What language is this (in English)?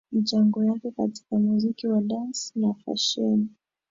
Swahili